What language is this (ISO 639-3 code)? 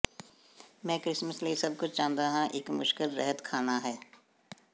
pan